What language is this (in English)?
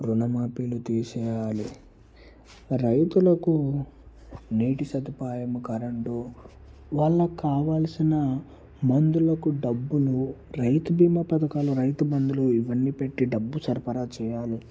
Telugu